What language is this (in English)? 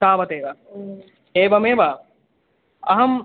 Sanskrit